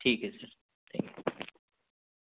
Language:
Urdu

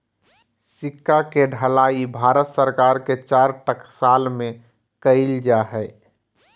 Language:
Magahi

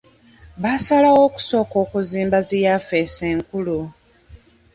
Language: Ganda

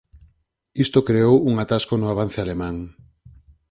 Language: Galician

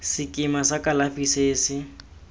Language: Tswana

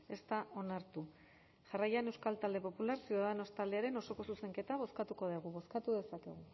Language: Basque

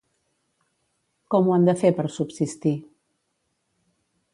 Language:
Catalan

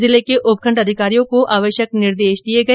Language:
Hindi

